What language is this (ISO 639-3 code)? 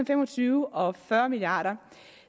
dan